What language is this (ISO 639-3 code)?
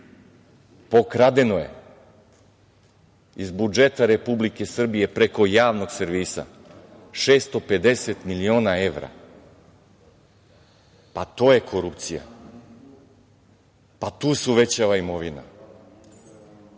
srp